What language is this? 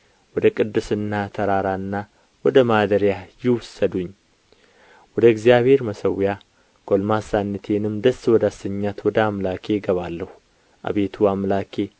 Amharic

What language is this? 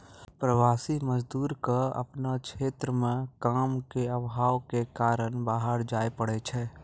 Maithili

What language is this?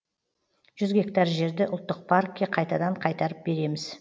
Kazakh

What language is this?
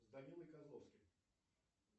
Russian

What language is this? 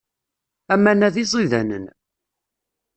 Kabyle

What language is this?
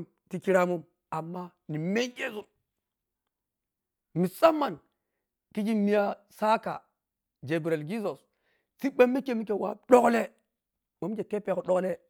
Piya-Kwonci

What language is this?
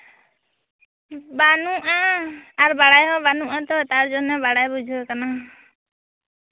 Santali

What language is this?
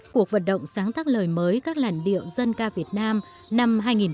Vietnamese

